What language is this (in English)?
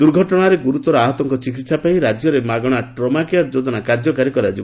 Odia